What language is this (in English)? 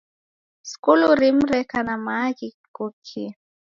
Taita